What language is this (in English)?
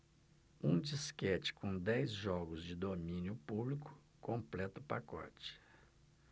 Portuguese